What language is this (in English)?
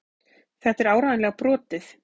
Icelandic